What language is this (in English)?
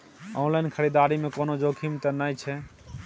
Maithili